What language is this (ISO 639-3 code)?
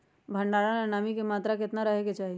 mag